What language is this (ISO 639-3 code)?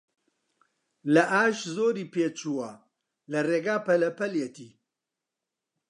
ckb